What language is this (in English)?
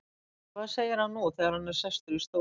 Icelandic